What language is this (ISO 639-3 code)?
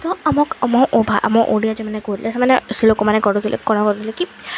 ori